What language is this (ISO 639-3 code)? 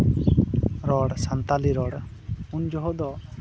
sat